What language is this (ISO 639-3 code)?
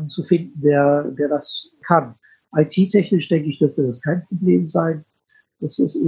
deu